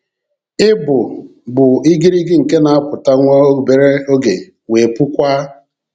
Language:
Igbo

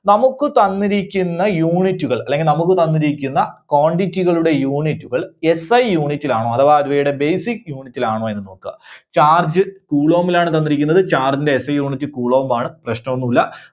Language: Malayalam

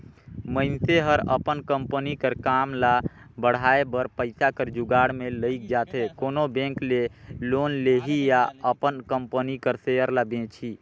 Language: Chhattisgarhi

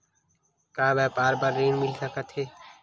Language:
Chhattisgarhi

